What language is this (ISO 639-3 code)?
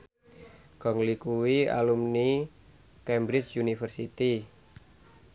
jav